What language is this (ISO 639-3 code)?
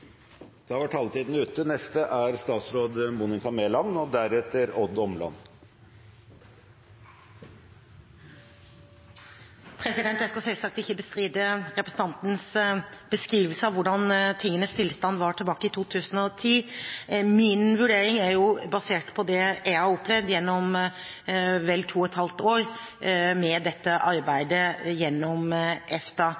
nor